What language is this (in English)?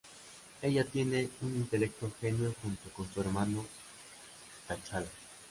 Spanish